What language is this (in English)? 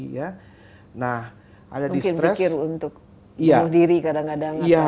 Indonesian